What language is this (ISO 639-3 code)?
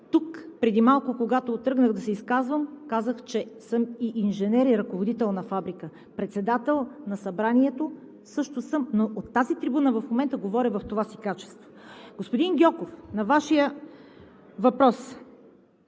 bul